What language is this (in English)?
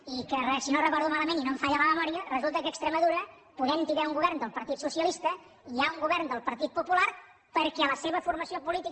Catalan